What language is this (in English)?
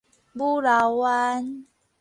Min Nan Chinese